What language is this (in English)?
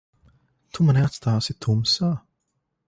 Latvian